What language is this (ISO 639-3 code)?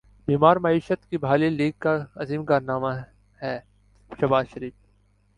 urd